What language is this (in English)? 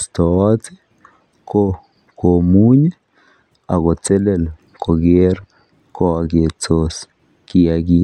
Kalenjin